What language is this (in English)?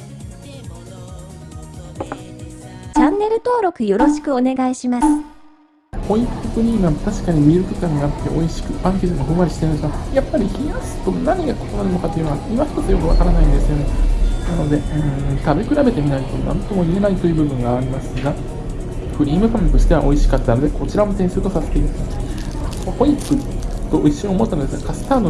Japanese